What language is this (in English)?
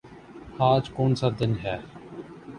Urdu